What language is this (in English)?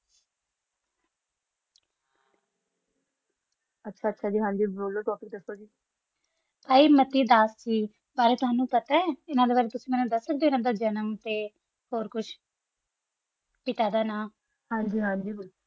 Punjabi